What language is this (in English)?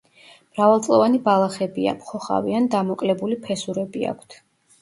Georgian